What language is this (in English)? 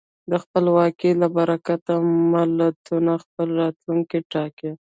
Pashto